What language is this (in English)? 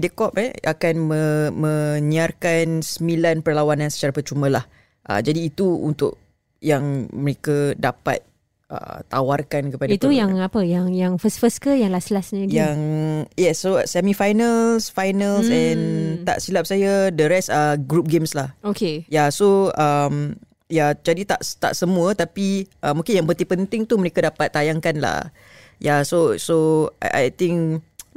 Malay